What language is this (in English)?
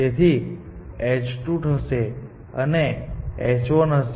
Gujarati